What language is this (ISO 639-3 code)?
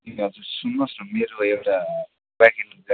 nep